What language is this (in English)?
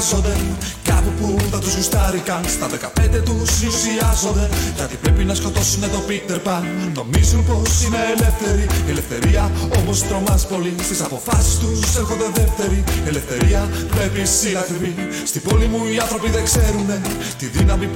Greek